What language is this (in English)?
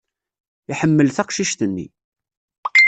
Kabyle